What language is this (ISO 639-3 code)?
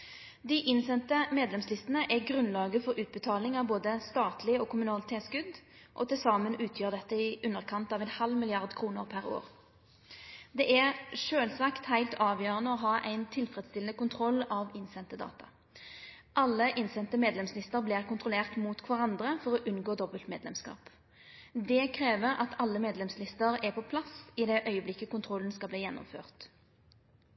nno